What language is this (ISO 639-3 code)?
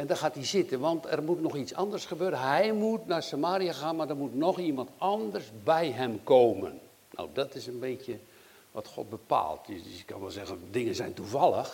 nld